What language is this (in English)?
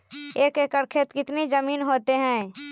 Magahi